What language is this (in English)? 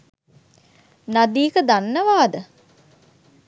Sinhala